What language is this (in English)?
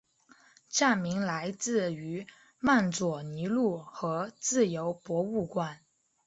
Chinese